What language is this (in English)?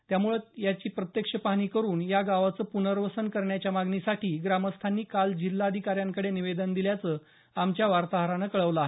Marathi